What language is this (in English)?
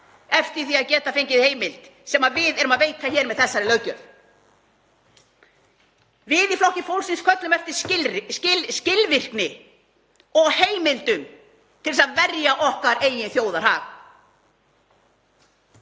Icelandic